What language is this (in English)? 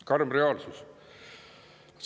Estonian